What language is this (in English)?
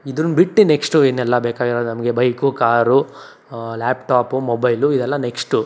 Kannada